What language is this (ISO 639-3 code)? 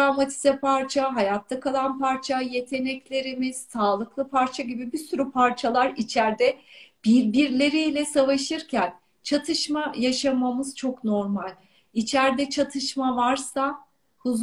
tur